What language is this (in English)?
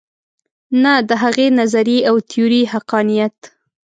Pashto